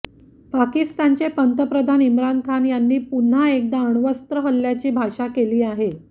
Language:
Marathi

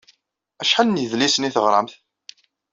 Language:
Kabyle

